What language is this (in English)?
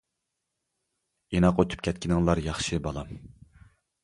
Uyghur